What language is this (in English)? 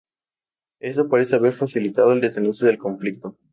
Spanish